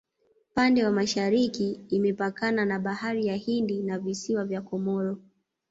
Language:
Swahili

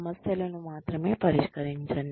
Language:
Telugu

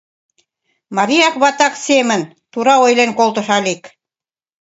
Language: Mari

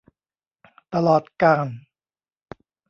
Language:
Thai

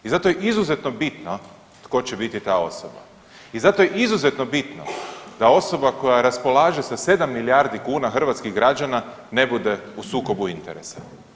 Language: Croatian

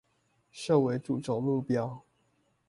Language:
Chinese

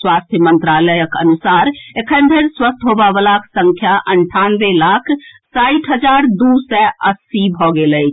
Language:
Maithili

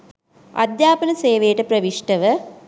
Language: Sinhala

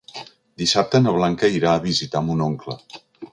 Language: Catalan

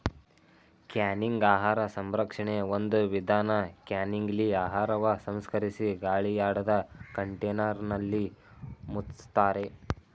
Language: Kannada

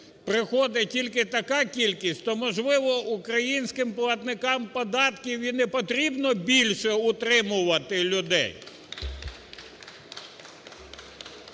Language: Ukrainian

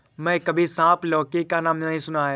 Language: Hindi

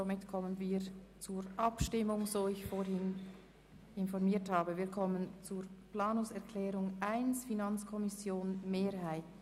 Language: Swiss German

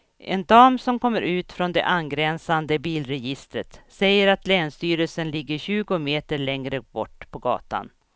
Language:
Swedish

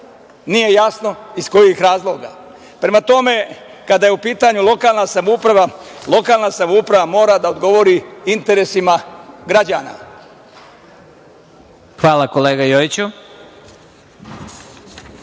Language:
Serbian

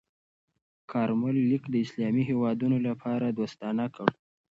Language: Pashto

